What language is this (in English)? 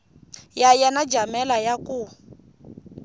Tsonga